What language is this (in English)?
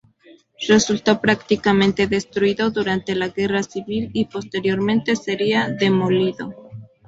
Spanish